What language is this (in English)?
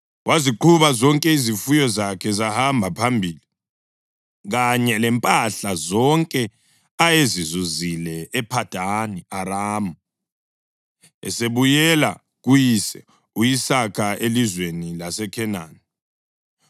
North Ndebele